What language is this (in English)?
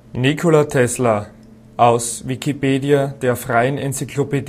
German